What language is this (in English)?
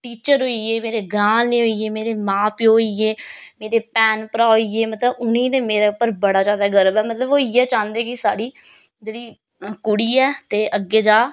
Dogri